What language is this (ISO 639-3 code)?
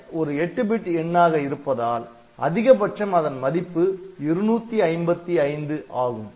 tam